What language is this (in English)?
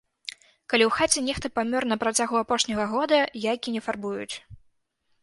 Belarusian